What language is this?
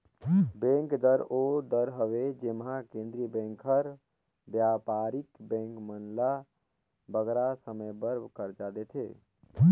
Chhattisgarhi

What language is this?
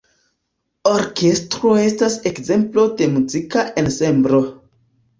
Esperanto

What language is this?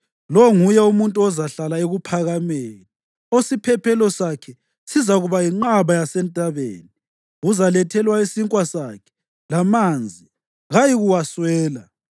North Ndebele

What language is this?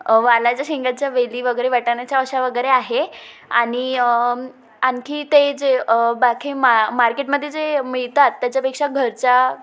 Marathi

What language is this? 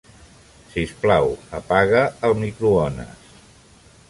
Catalan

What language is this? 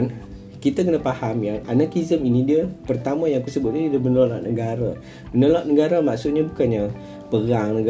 Malay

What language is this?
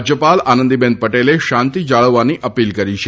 Gujarati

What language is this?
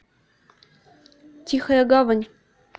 Russian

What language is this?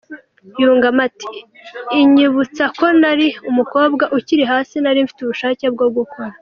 Kinyarwanda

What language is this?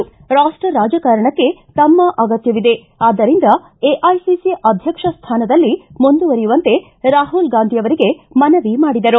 Kannada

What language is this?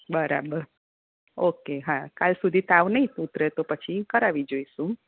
Gujarati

